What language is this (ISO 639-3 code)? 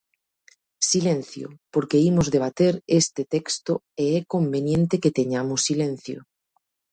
glg